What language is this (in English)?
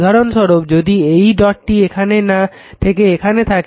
Bangla